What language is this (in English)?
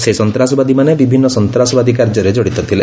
Odia